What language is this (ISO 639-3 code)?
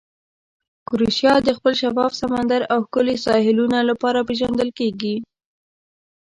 pus